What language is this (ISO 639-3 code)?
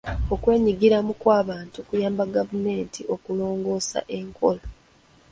lug